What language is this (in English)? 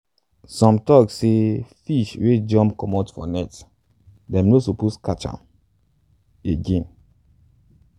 Nigerian Pidgin